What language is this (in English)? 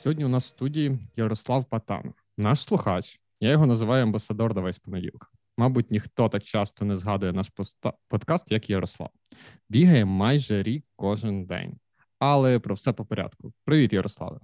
Ukrainian